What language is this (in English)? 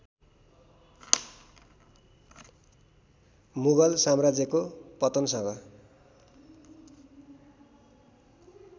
Nepali